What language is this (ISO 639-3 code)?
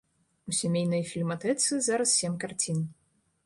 bel